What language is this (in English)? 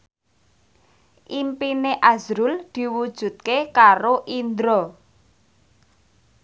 Javanese